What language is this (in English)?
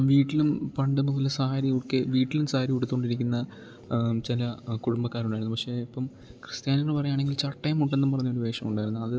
Malayalam